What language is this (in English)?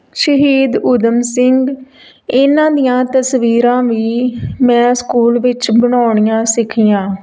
Punjabi